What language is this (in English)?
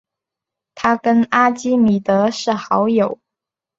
Chinese